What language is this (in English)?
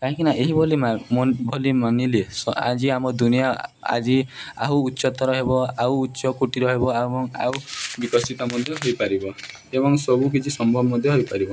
Odia